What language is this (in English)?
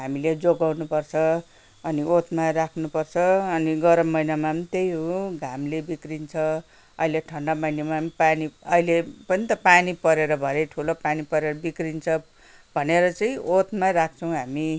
Nepali